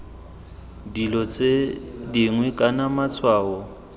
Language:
Tswana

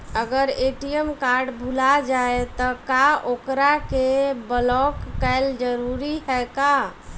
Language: Bhojpuri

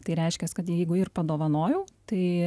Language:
Lithuanian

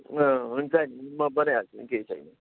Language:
Nepali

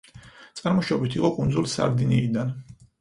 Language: Georgian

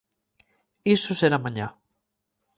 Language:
Galician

